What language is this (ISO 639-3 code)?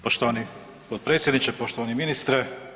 hrv